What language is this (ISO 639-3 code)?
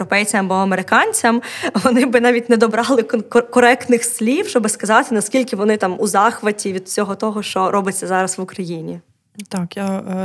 ukr